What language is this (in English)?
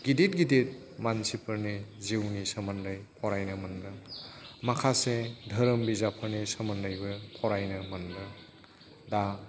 Bodo